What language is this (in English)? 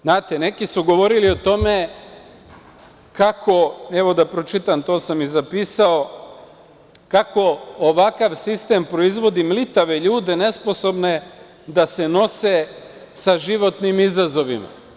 Serbian